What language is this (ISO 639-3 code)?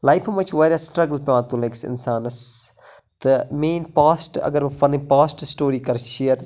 kas